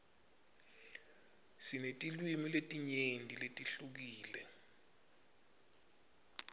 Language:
Swati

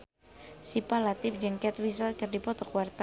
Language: Sundanese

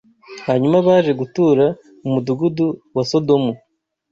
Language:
Kinyarwanda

